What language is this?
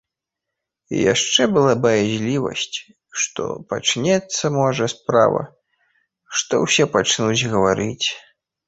Belarusian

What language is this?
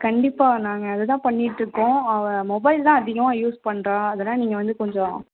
Tamil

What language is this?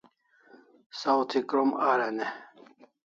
Kalasha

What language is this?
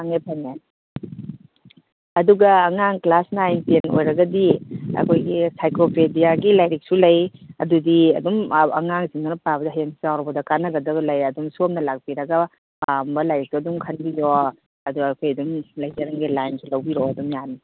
Manipuri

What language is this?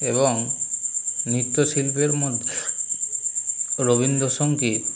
Bangla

